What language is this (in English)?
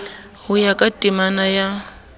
Southern Sotho